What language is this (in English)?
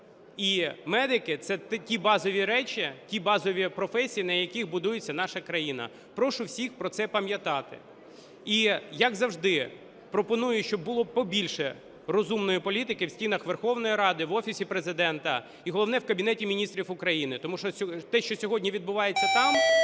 Ukrainian